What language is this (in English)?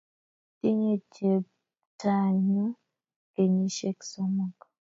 Kalenjin